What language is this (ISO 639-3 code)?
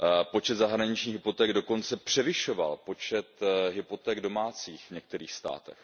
ces